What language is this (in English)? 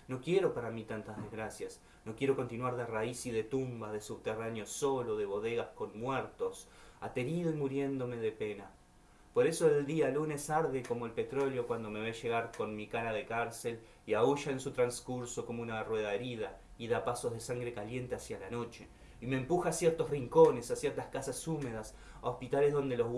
Spanish